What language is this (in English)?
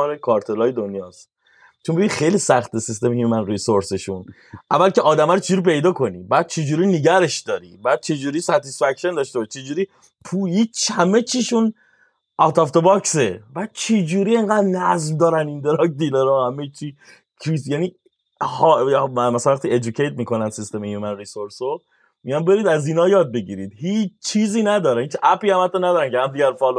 Persian